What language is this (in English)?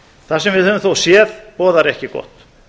Icelandic